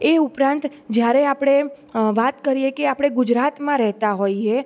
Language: Gujarati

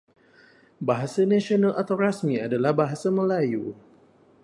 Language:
Malay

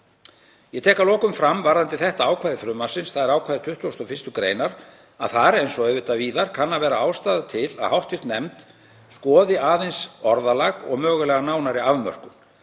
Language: Icelandic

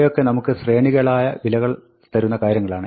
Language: Malayalam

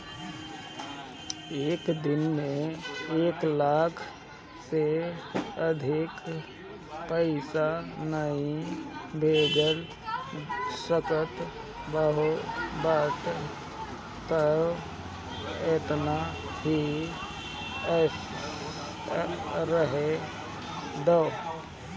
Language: Bhojpuri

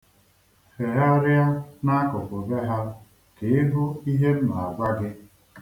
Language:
Igbo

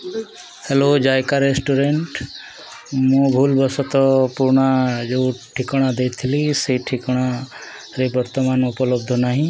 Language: Odia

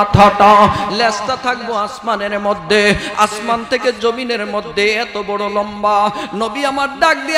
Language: Arabic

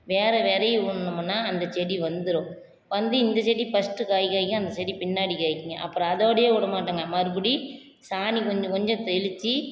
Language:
Tamil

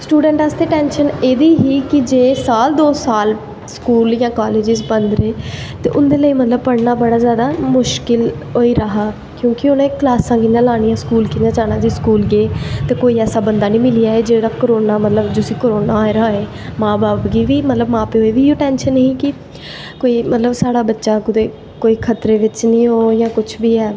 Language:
Dogri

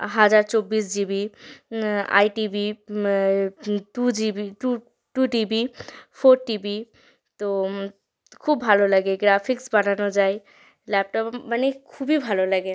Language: Bangla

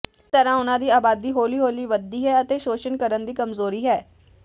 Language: Punjabi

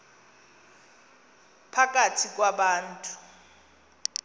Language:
Xhosa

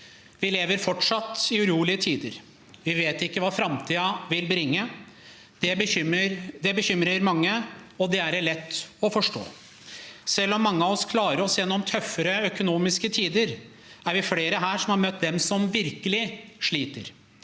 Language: Norwegian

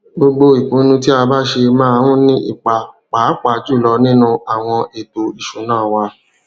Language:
Yoruba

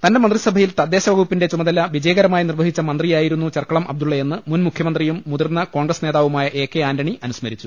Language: Malayalam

